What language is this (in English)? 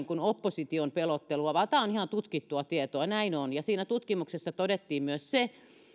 Finnish